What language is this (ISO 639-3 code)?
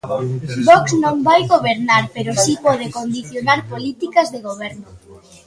glg